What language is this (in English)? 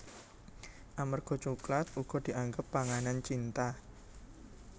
Javanese